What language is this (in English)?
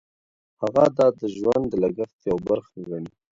Pashto